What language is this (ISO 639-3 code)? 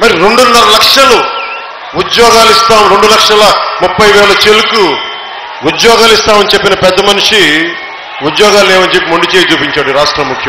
tur